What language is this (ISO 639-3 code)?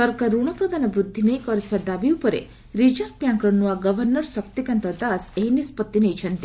ori